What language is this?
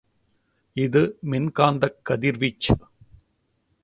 Tamil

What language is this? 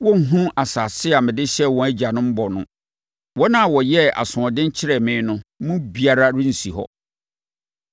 Akan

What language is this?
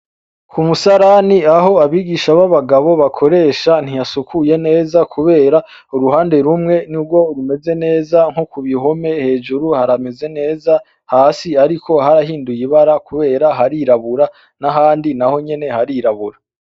Rundi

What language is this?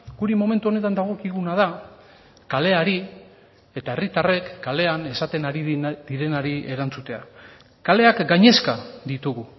Basque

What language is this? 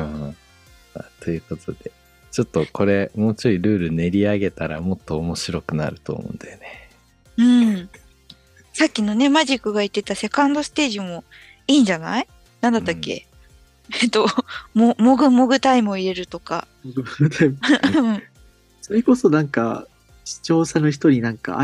Japanese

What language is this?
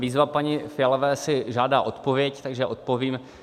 Czech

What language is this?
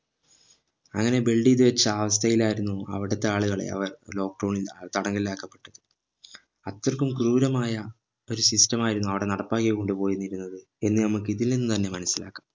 Malayalam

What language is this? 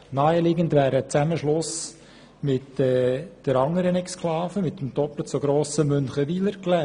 Swiss German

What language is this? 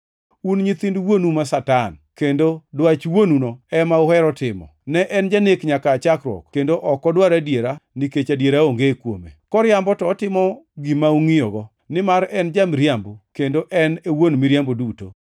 Luo (Kenya and Tanzania)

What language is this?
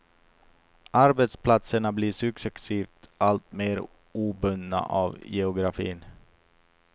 Swedish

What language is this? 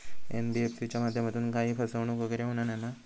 Marathi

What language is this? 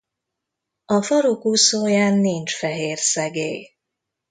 Hungarian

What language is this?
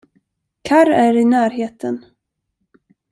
Swedish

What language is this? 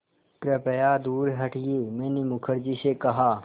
Hindi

